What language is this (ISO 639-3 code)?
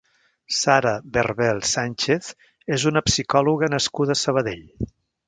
cat